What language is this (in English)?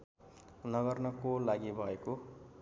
Nepali